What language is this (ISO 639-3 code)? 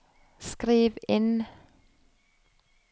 nor